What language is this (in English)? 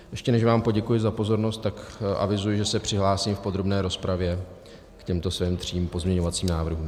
Czech